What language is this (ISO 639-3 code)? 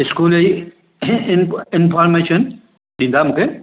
snd